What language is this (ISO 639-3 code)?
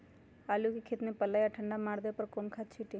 mag